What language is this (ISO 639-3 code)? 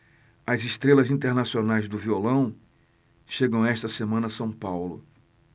por